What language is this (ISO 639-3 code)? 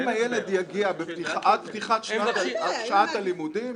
heb